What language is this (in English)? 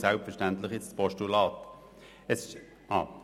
Swiss German